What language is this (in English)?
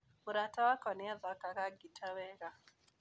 Kikuyu